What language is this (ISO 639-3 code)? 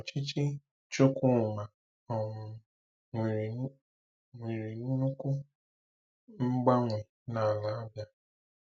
ibo